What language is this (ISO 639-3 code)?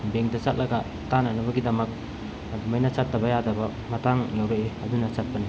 mni